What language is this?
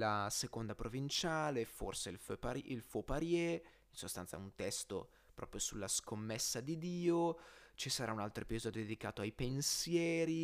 Italian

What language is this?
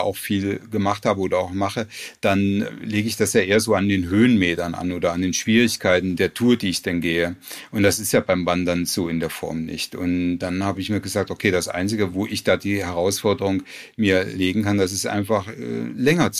German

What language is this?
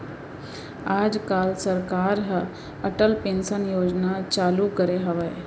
Chhattisgarhi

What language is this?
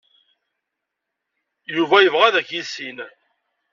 Kabyle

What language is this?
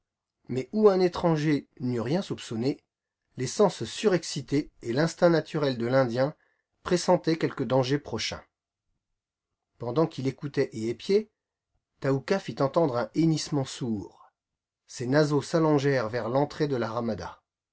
French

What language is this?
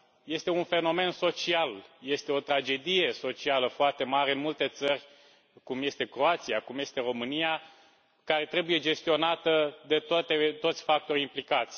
Romanian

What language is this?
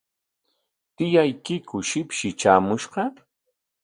Corongo Ancash Quechua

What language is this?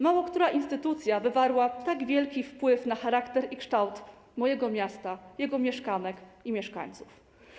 Polish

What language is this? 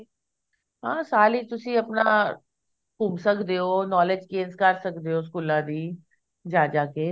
Punjabi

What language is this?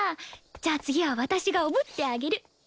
Japanese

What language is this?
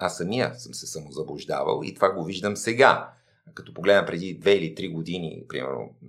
Bulgarian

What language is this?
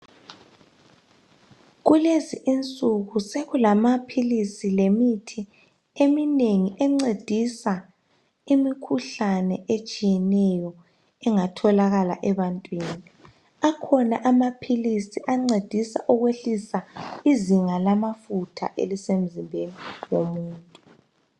North Ndebele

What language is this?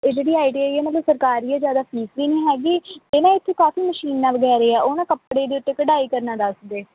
Punjabi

